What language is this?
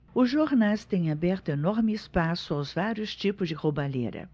Portuguese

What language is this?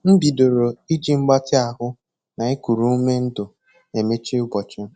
Igbo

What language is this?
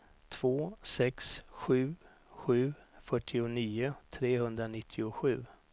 Swedish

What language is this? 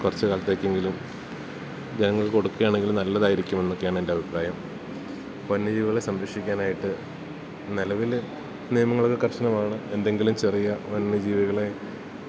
Malayalam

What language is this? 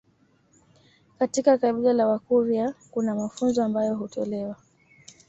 Swahili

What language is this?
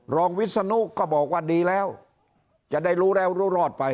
Thai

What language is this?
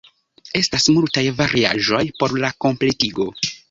Esperanto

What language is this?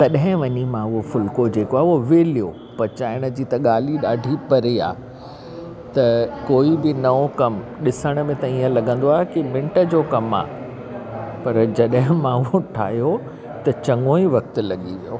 Sindhi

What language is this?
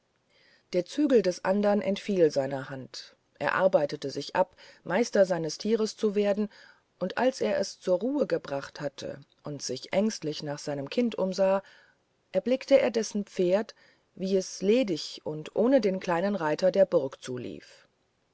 German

